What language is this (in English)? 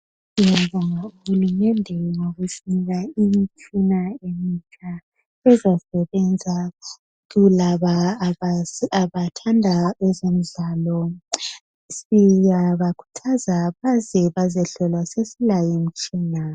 North Ndebele